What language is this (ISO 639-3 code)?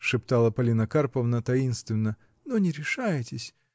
rus